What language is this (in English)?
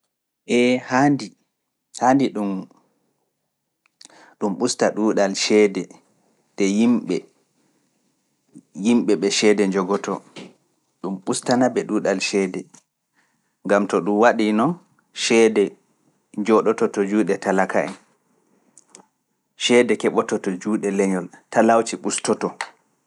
Fula